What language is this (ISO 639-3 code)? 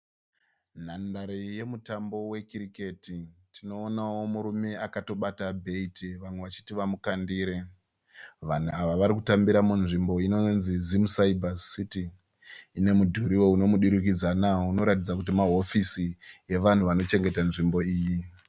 sna